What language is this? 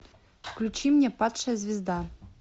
Russian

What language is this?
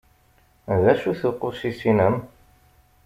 Kabyle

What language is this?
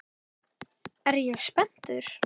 Icelandic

